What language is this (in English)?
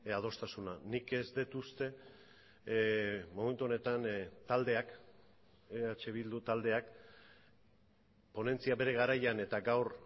Basque